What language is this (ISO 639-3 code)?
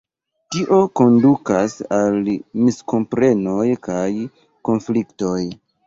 epo